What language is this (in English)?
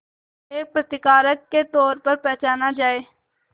Hindi